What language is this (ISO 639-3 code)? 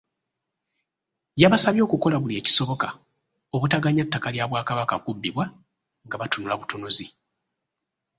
lug